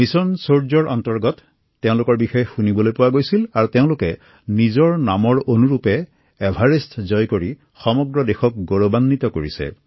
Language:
Assamese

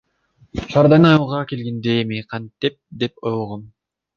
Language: Kyrgyz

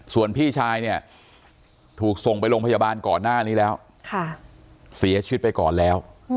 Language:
Thai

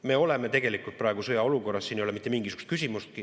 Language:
Estonian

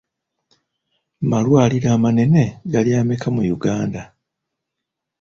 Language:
Ganda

